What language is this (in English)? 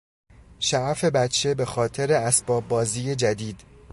Persian